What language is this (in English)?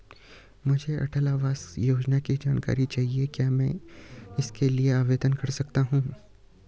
Hindi